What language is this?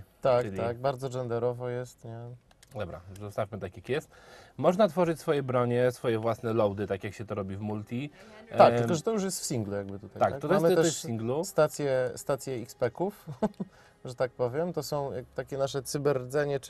Polish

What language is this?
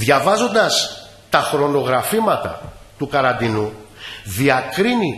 Greek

